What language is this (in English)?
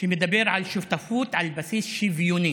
Hebrew